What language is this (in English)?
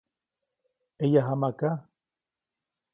Copainalá Zoque